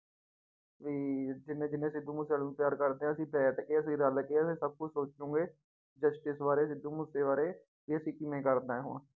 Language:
Punjabi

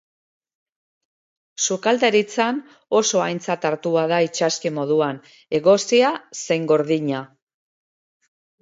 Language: Basque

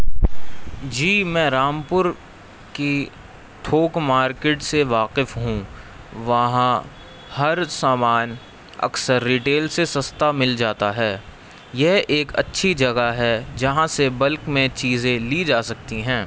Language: Urdu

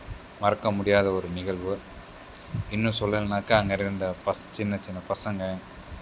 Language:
Tamil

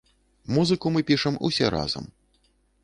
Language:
Belarusian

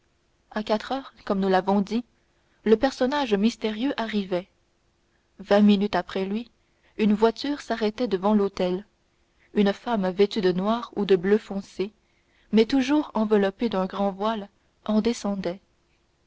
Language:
French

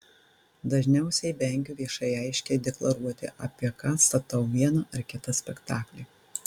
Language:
Lithuanian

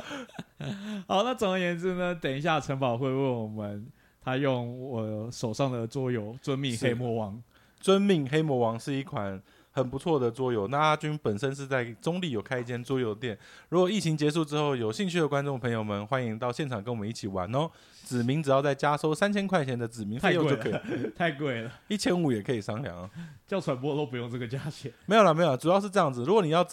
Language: Chinese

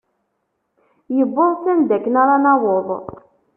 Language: Kabyle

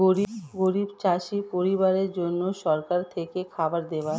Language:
Bangla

